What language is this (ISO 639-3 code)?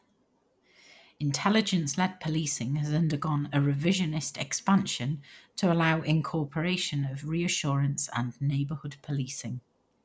eng